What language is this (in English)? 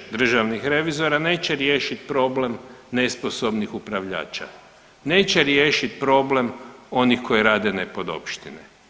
Croatian